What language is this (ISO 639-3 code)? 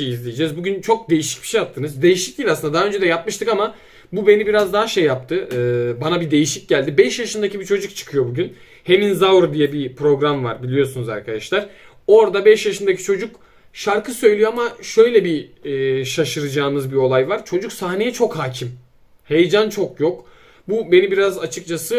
tur